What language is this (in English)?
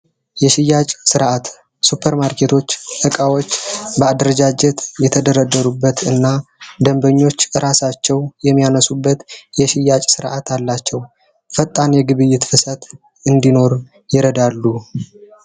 Amharic